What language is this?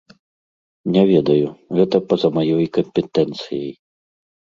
Belarusian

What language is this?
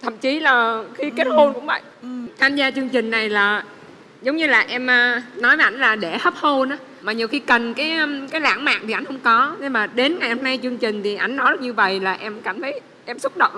Vietnamese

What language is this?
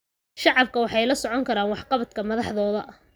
Somali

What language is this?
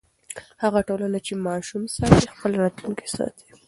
Pashto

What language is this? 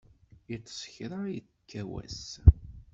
Kabyle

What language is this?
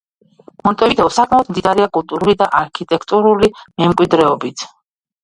Georgian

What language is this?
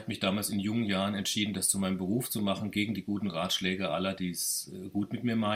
German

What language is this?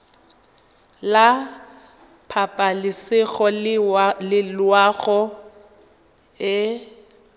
Tswana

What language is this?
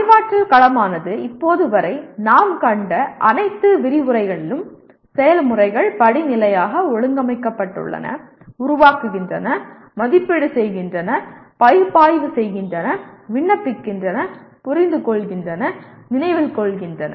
Tamil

